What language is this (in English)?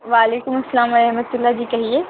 Urdu